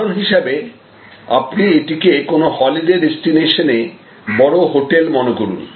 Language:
Bangla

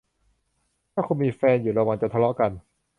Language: Thai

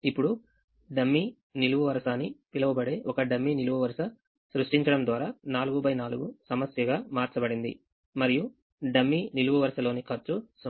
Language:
Telugu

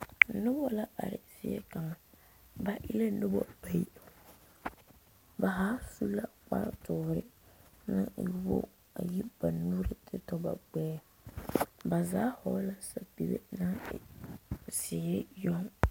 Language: Southern Dagaare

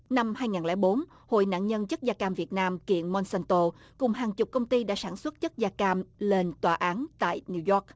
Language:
Vietnamese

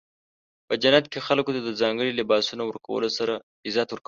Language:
Pashto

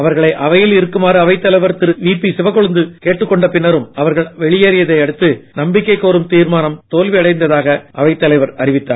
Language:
Tamil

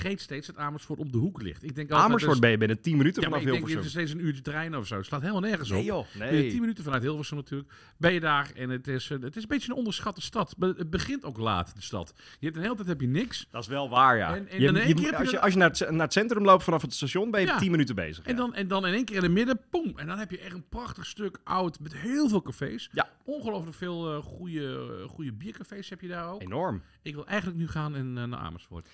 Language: Dutch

